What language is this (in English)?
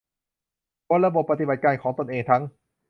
Thai